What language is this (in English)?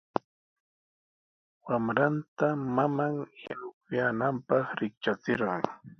Sihuas Ancash Quechua